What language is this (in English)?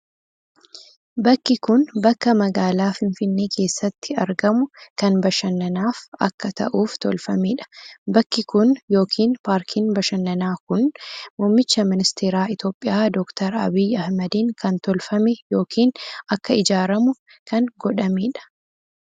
Oromo